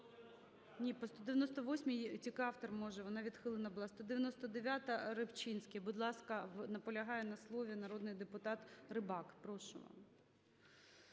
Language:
Ukrainian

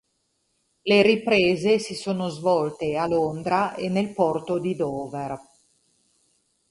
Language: Italian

